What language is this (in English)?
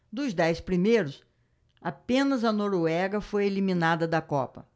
Portuguese